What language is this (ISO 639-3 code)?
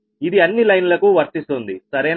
tel